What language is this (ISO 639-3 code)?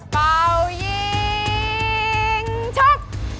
tha